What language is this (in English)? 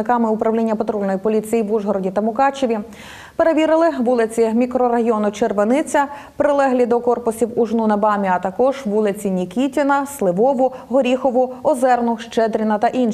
Ukrainian